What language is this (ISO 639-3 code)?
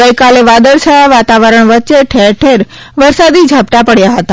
guj